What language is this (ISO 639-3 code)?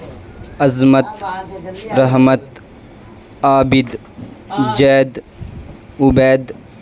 urd